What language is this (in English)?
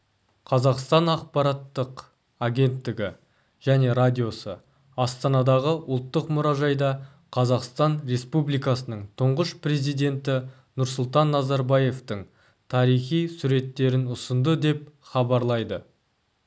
Kazakh